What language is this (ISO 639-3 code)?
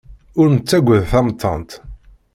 kab